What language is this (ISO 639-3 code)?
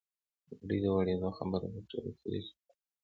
pus